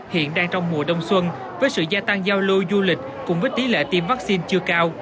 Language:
Vietnamese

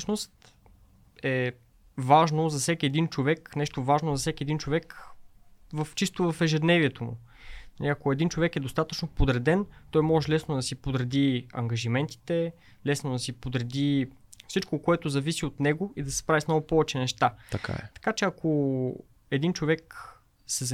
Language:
Bulgarian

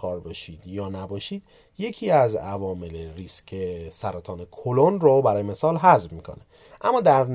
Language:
Persian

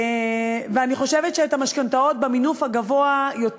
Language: Hebrew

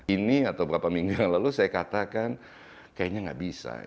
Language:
Indonesian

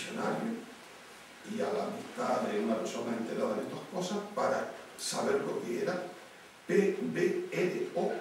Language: Spanish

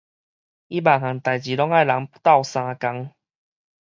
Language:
Min Nan Chinese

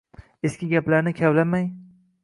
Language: Uzbek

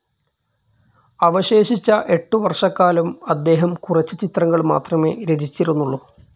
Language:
Malayalam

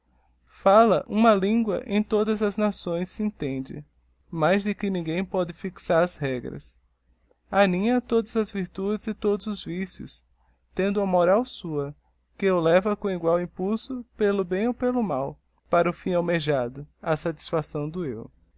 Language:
Portuguese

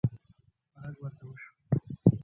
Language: Pashto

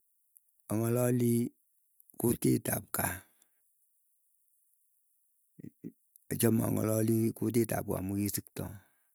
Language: Keiyo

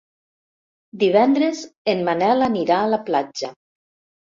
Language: Catalan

